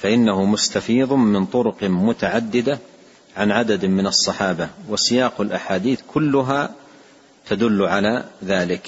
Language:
Arabic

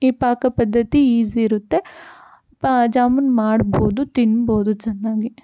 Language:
Kannada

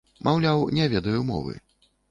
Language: Belarusian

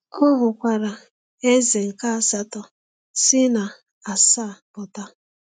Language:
Igbo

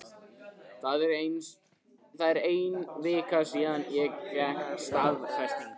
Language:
Icelandic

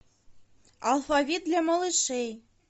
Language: Russian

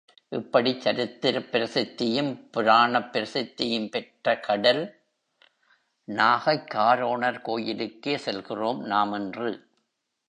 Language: Tamil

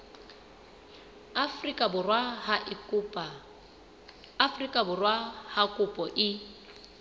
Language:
Southern Sotho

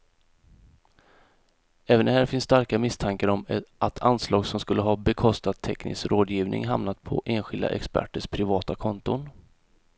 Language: Swedish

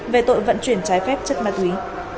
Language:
Vietnamese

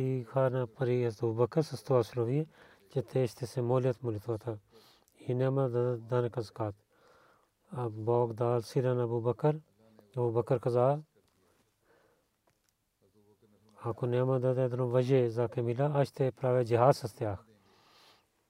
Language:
Bulgarian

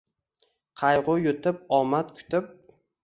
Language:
Uzbek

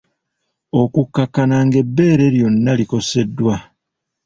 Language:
Ganda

